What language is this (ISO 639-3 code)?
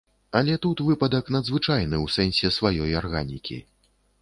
bel